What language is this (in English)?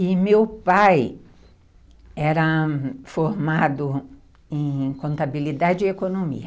Portuguese